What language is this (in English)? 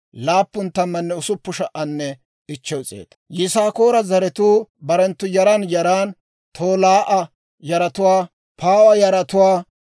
Dawro